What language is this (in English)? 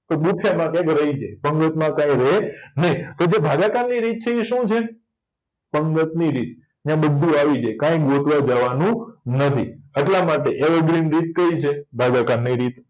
Gujarati